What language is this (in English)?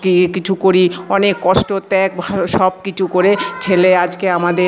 Bangla